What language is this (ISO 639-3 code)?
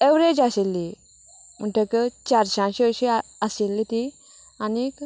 kok